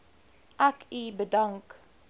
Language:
Afrikaans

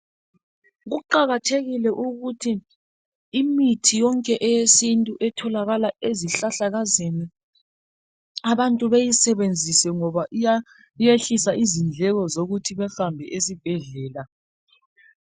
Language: North Ndebele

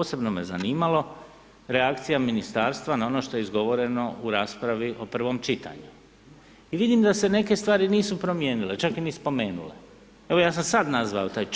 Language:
Croatian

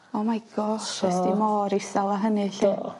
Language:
Welsh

